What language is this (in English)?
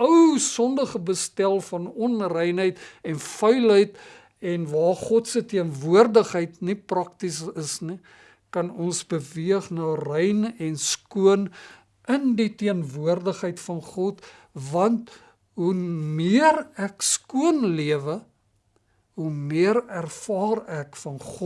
Dutch